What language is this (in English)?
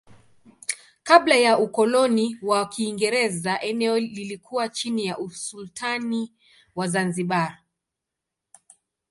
Swahili